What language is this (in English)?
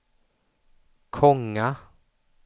Swedish